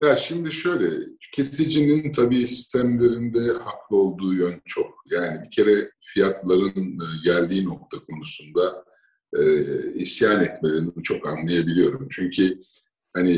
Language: Turkish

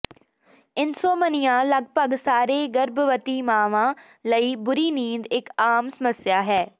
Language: Punjabi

